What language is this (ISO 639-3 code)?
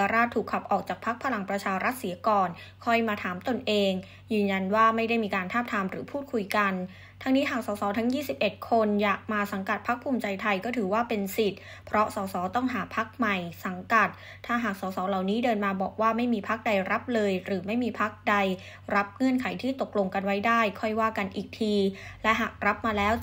tha